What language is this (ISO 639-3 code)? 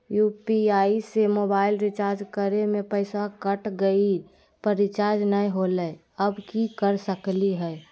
mag